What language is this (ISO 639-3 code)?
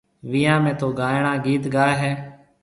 mve